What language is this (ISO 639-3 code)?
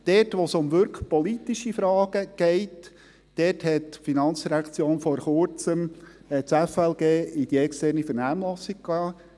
gsw